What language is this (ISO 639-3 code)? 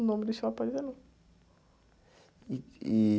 por